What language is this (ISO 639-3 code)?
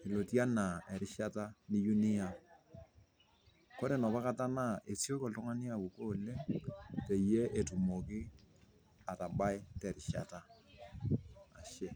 mas